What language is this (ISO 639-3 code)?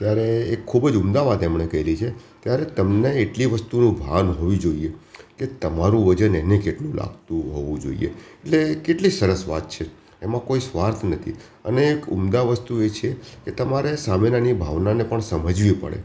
guj